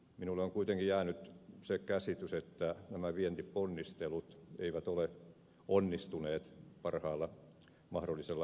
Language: Finnish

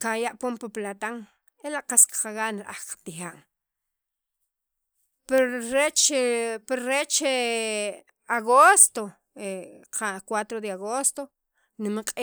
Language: Sacapulteco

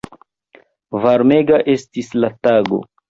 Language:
Esperanto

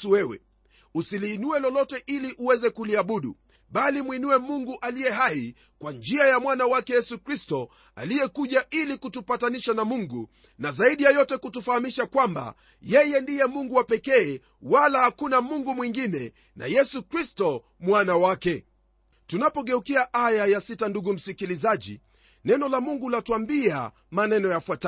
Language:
Swahili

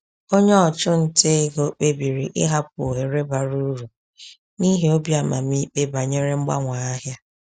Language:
Igbo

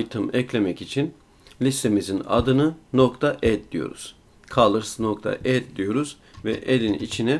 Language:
Turkish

